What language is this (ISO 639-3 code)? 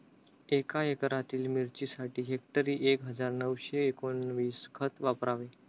mar